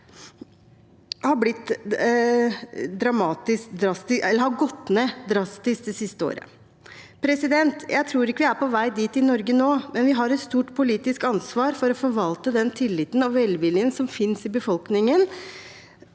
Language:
Norwegian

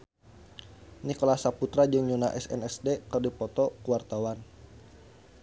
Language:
Sundanese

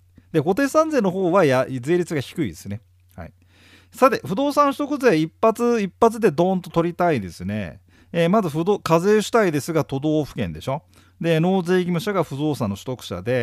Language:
Japanese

